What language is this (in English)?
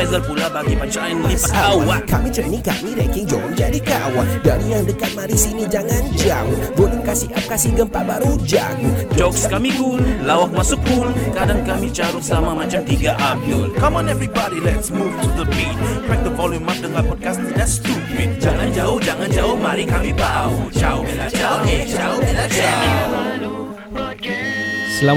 Malay